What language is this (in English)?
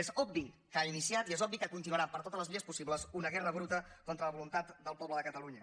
Catalan